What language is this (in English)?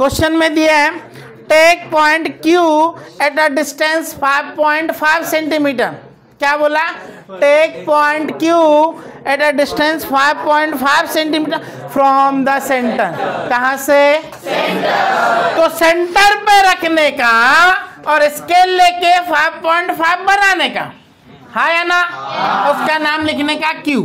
Hindi